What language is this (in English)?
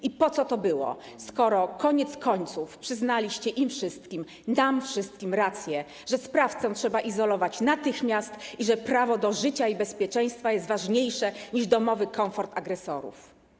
Polish